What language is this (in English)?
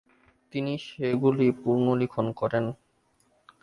Bangla